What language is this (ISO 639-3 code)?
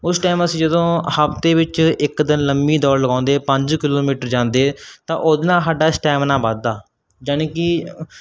pan